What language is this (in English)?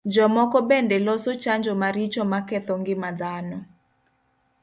Luo (Kenya and Tanzania)